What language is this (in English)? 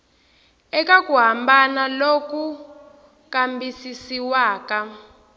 Tsonga